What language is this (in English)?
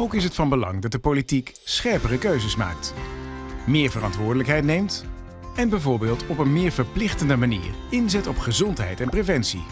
Dutch